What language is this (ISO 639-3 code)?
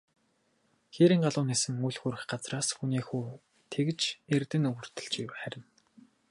mon